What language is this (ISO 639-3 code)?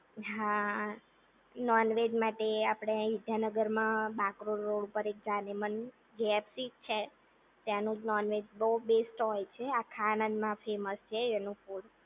guj